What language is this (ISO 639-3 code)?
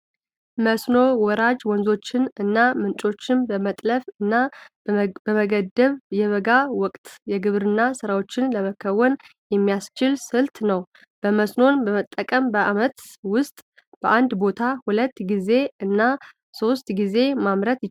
amh